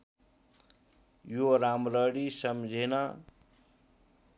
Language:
Nepali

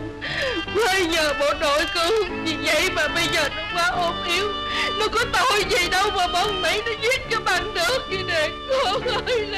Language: Vietnamese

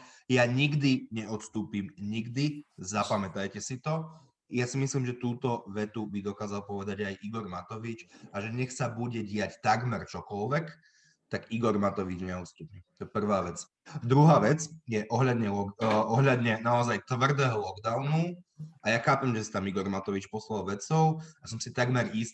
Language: Slovak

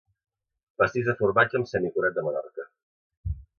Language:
Catalan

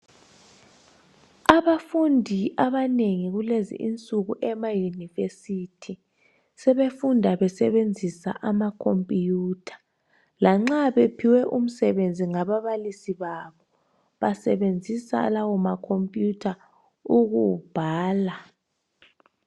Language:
North Ndebele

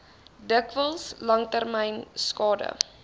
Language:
Afrikaans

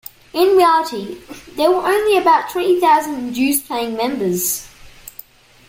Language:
English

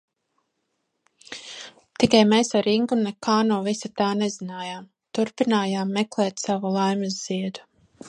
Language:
Latvian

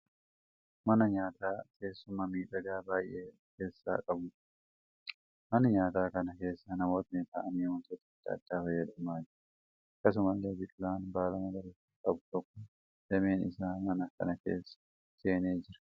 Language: Oromo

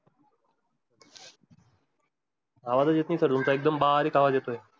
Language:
Marathi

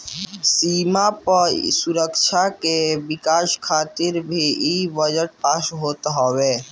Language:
Bhojpuri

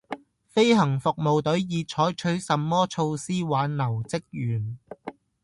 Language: Cantonese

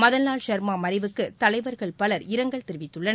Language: Tamil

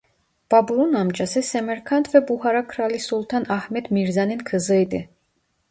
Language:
Turkish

